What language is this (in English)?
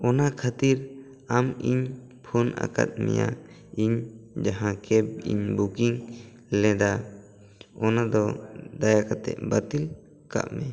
Santali